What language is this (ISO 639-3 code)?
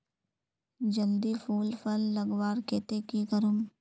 mag